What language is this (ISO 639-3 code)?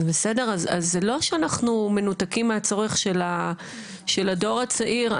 heb